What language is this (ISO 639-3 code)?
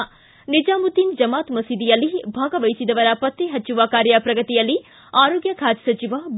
kan